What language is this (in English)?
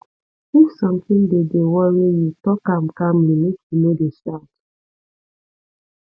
Nigerian Pidgin